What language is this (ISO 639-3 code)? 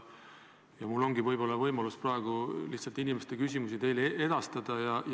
est